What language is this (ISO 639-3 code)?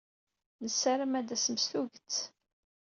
kab